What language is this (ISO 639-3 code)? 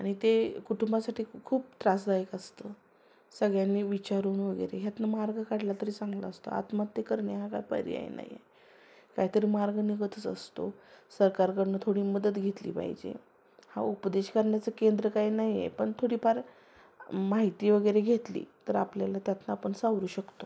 mar